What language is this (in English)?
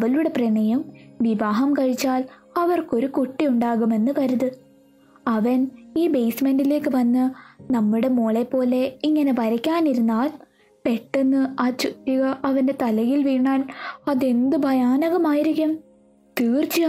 Malayalam